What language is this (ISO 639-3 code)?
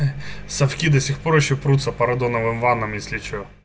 rus